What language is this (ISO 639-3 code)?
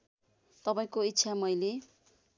nep